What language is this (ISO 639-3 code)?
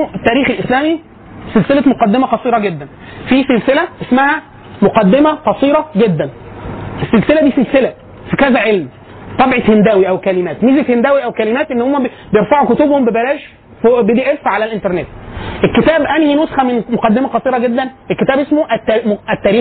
ara